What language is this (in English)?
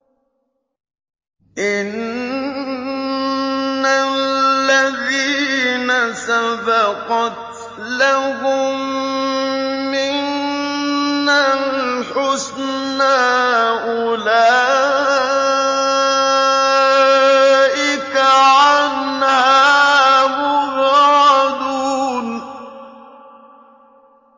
Arabic